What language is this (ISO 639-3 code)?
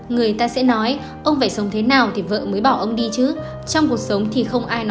vie